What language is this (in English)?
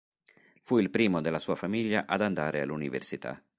Italian